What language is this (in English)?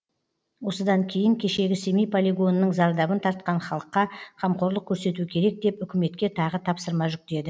Kazakh